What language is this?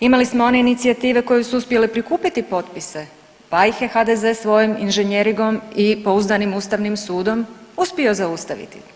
Croatian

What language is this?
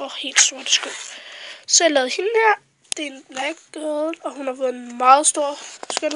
Danish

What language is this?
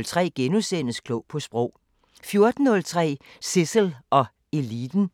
Danish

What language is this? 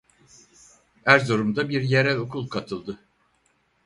Turkish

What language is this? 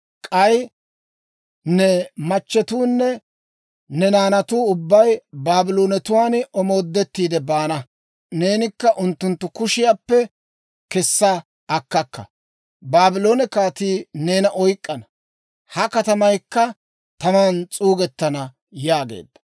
Dawro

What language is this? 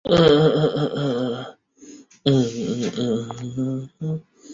Chinese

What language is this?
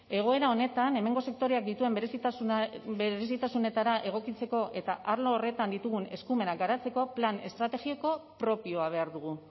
Basque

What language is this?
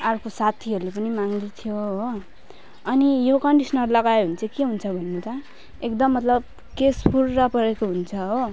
Nepali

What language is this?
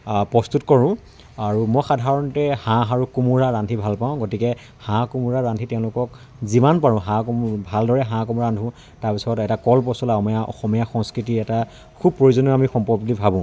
Assamese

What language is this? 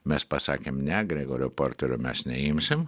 Lithuanian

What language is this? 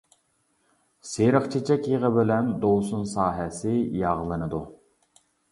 Uyghur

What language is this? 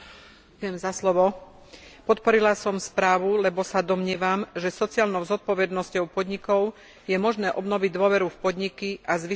Slovak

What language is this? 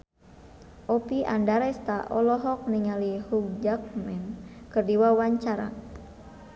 Sundanese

